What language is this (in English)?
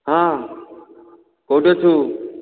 Odia